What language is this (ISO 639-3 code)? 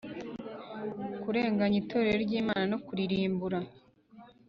kin